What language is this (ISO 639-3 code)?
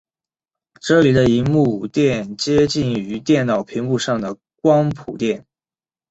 zho